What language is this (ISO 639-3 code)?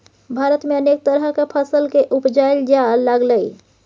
mai